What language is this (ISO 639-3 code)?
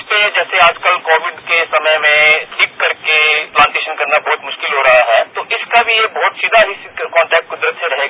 hin